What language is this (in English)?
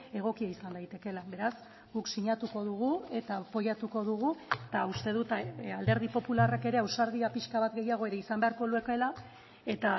Basque